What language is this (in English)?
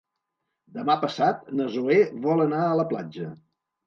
Catalan